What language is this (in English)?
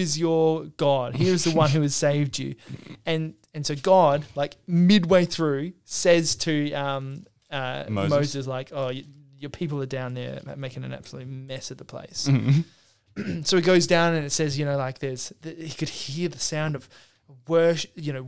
English